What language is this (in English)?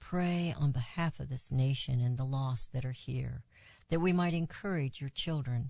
English